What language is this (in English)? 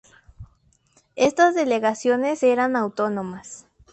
Spanish